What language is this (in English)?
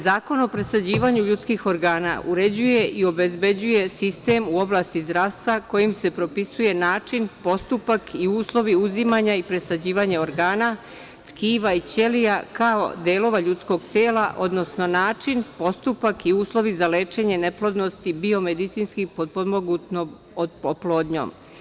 Serbian